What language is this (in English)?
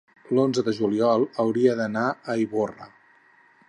Catalan